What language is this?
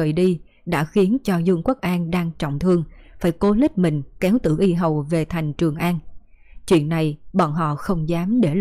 Vietnamese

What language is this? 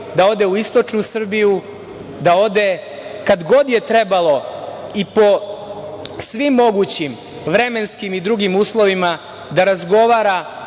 Serbian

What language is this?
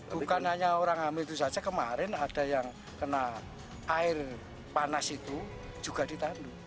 Indonesian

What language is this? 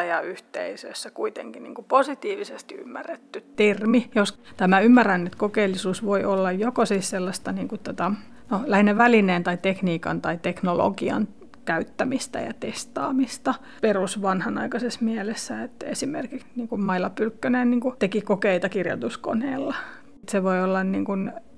Finnish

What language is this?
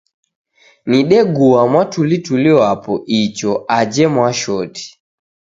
Taita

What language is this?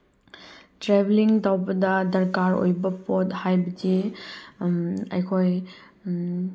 Manipuri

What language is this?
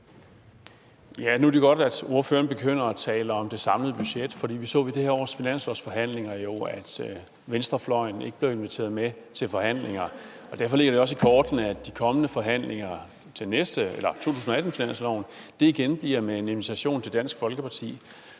Danish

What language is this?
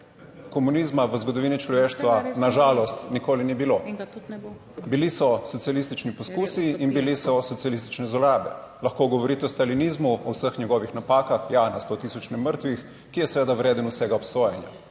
Slovenian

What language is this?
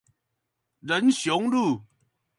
Chinese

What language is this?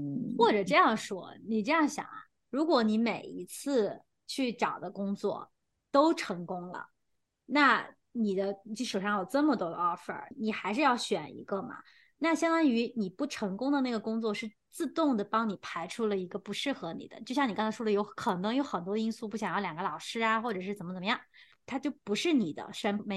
Chinese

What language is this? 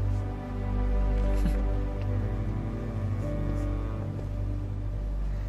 Indonesian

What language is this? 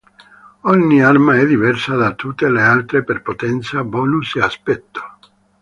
Italian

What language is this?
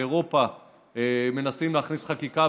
Hebrew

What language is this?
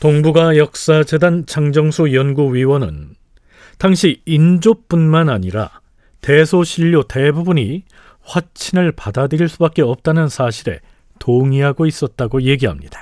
Korean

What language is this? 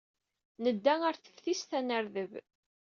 Kabyle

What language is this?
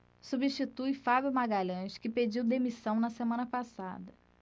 Portuguese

